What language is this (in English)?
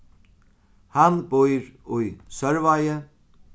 Faroese